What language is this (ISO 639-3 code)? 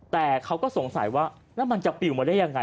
tha